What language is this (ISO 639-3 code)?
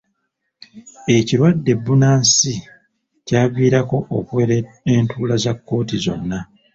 lug